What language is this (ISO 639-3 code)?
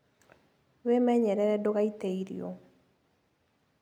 kik